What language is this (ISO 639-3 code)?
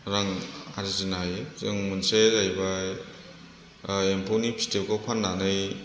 brx